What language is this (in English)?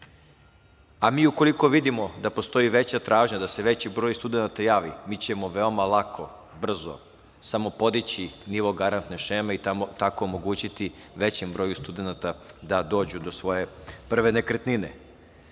Serbian